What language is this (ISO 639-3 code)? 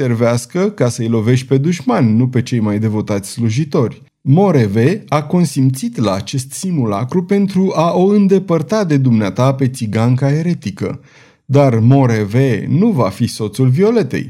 ron